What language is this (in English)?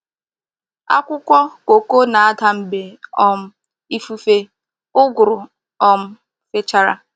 Igbo